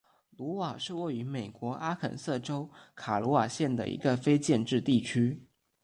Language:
Chinese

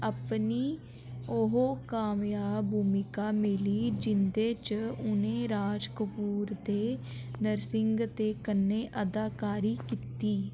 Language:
Dogri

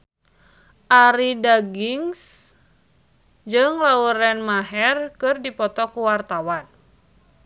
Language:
Sundanese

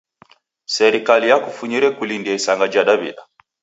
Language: Taita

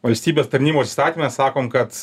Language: Lithuanian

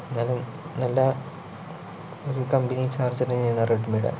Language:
Malayalam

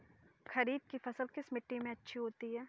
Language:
Hindi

